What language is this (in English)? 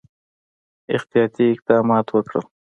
Pashto